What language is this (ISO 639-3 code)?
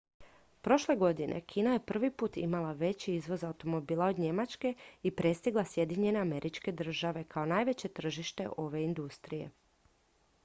hrv